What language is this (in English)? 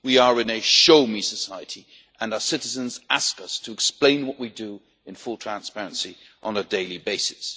English